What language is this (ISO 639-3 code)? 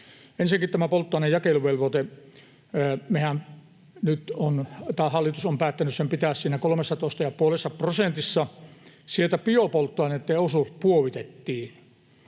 fin